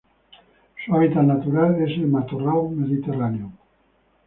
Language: Spanish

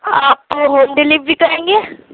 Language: Urdu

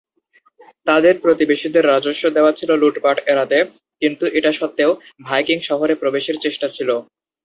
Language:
Bangla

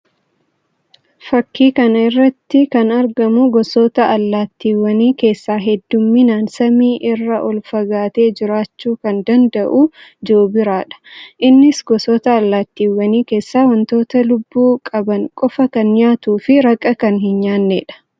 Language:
Oromo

